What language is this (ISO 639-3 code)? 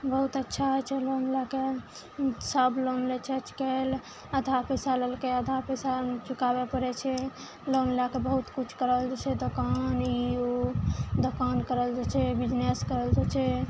mai